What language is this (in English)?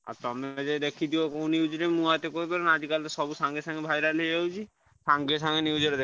Odia